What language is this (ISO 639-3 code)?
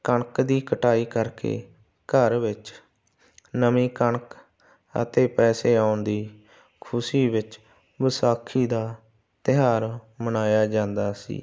pan